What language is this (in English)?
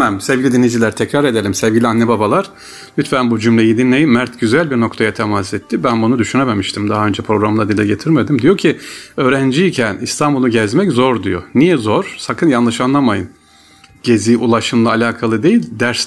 Turkish